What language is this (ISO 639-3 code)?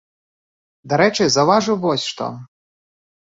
bel